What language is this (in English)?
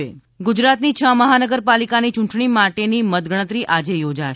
Gujarati